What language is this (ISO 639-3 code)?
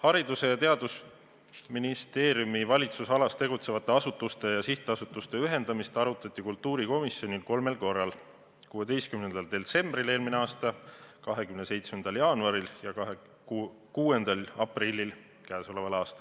est